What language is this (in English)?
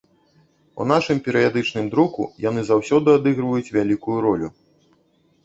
Belarusian